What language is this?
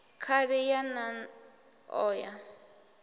Venda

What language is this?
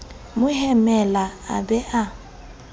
Southern Sotho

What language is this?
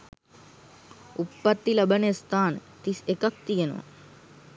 Sinhala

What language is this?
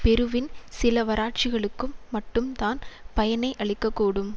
Tamil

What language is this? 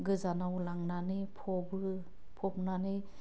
Bodo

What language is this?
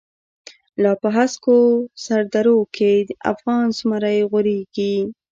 Pashto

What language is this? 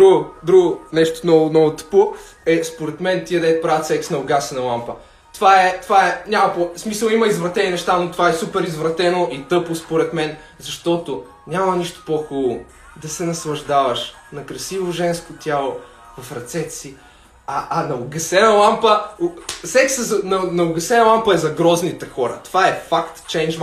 Bulgarian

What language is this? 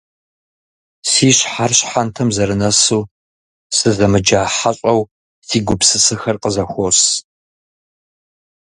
Kabardian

